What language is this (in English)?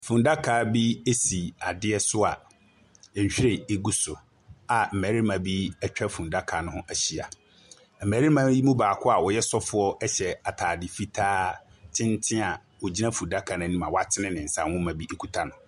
Akan